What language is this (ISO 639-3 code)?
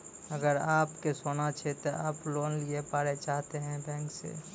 mai